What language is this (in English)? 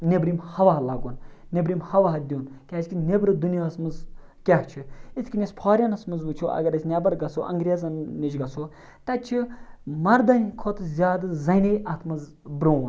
Kashmiri